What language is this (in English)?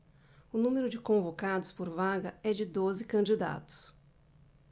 Portuguese